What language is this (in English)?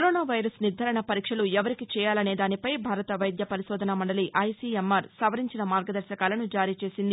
Telugu